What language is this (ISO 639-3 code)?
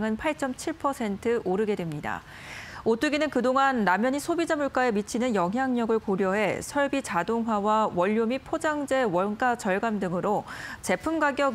kor